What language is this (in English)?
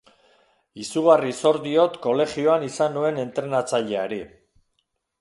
Basque